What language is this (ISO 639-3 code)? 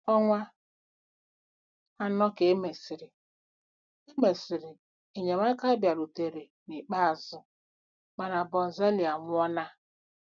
ibo